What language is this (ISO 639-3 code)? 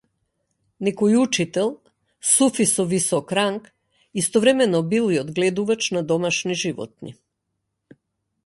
mkd